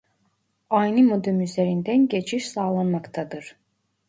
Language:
Turkish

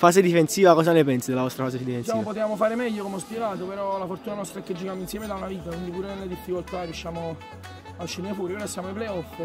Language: Italian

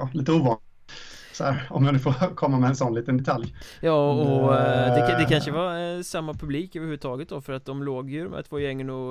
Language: Swedish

